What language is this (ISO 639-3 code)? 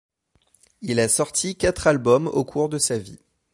fra